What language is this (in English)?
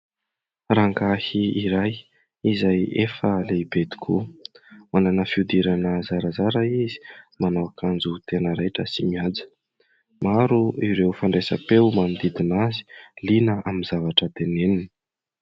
Malagasy